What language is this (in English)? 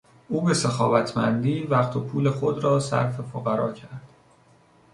Persian